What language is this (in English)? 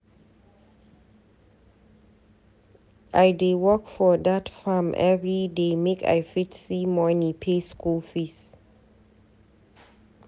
Nigerian Pidgin